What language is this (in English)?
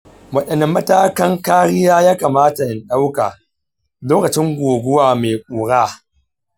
Hausa